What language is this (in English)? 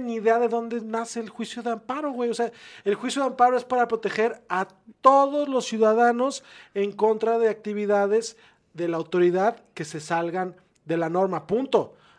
Spanish